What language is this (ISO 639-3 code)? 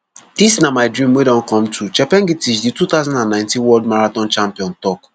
pcm